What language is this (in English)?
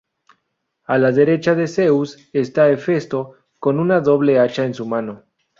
Spanish